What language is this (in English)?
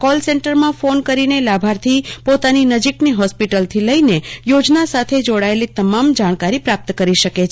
Gujarati